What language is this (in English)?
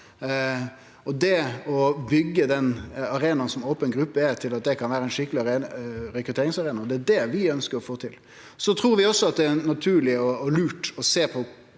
Norwegian